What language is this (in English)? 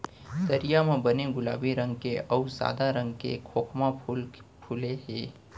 Chhattisgarhi